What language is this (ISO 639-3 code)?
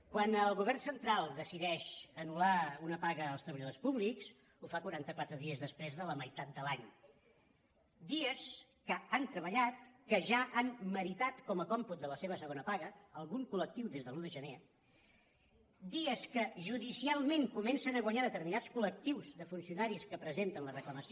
cat